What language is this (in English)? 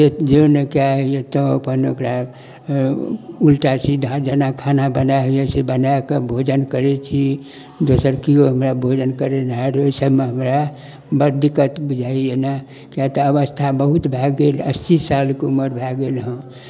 Maithili